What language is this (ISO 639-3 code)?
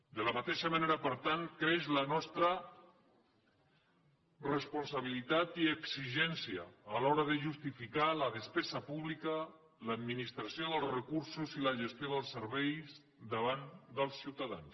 cat